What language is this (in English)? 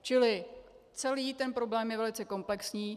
Czech